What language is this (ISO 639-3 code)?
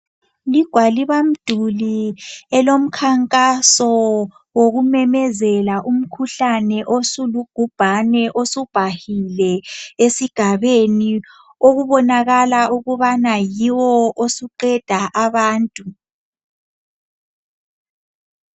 nde